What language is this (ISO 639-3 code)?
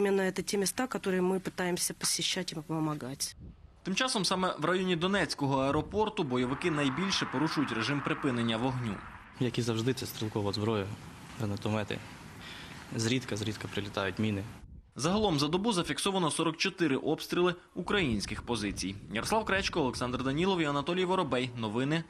rus